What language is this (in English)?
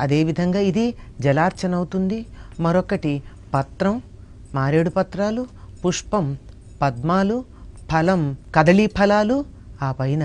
Telugu